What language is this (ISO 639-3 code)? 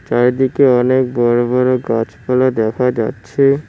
ben